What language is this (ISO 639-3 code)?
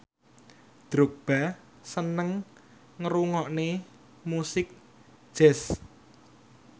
jav